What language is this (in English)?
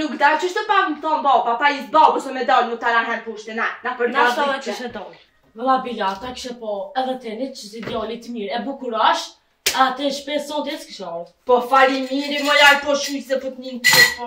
Romanian